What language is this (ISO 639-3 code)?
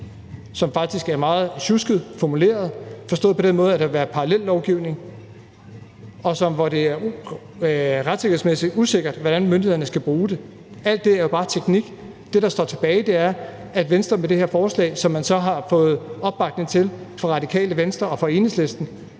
dan